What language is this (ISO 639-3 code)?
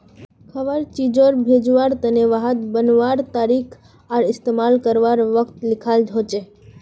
mag